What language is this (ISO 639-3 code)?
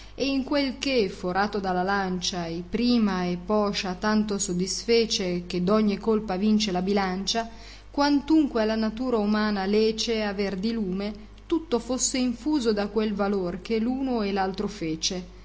ita